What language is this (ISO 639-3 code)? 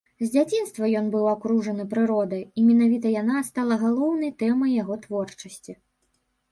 bel